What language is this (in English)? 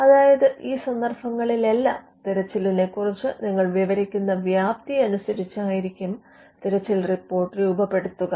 Malayalam